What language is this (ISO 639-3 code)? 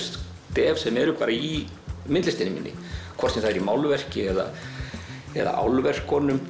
isl